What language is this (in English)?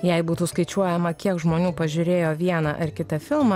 Lithuanian